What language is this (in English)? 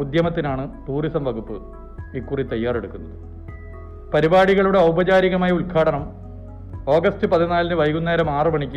Malayalam